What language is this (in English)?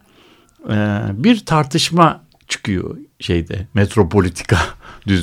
Turkish